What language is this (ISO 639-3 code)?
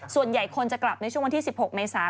tha